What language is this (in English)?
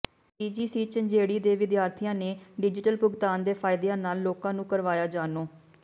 Punjabi